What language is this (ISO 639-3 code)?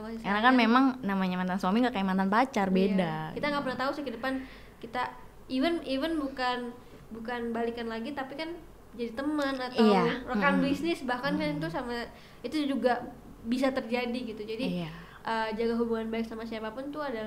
ind